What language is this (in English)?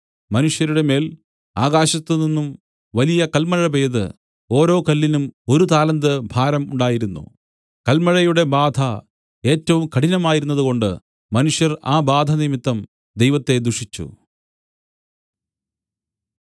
Malayalam